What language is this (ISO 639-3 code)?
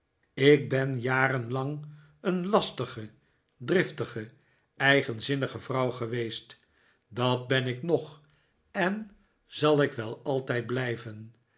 nld